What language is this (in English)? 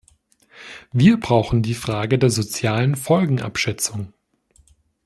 German